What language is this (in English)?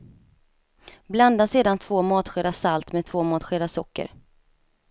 Swedish